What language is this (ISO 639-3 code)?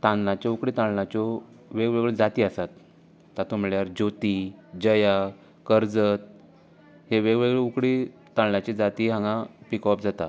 kok